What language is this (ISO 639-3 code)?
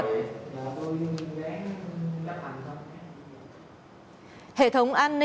vie